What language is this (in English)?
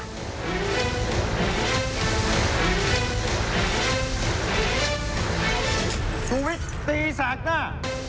Thai